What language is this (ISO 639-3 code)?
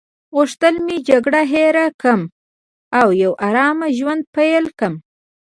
pus